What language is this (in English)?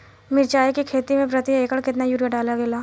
Bhojpuri